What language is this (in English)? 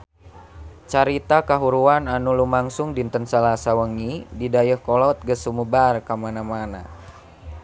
Sundanese